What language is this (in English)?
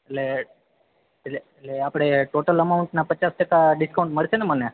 Gujarati